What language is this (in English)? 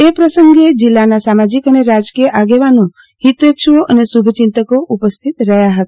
Gujarati